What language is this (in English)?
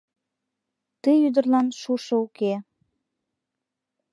Mari